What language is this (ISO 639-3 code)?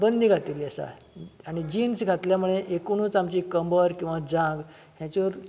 kok